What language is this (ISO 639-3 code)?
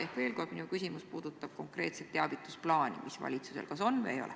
est